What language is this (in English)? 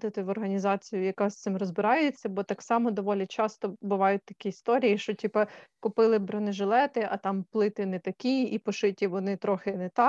Ukrainian